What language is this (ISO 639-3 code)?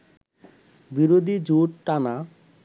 ben